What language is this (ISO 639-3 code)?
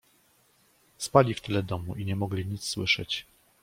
pol